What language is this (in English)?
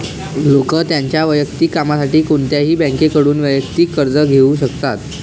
Marathi